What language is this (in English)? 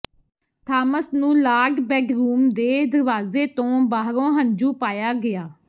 Punjabi